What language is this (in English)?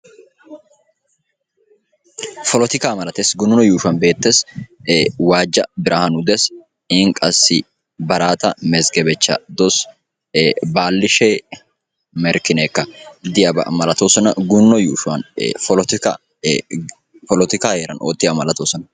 Wolaytta